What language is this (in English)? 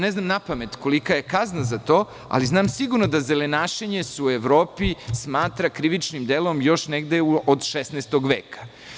Serbian